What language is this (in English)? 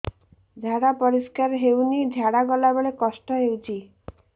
Odia